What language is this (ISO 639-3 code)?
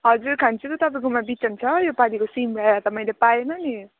nep